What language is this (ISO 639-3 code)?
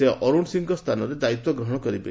ori